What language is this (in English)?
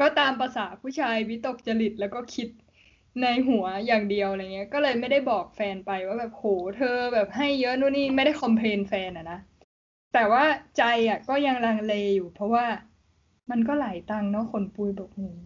Thai